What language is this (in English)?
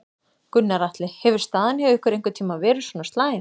Icelandic